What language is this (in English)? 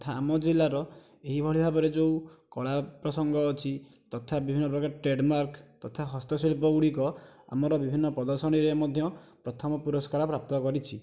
Odia